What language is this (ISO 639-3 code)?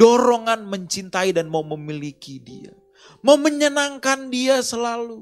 ind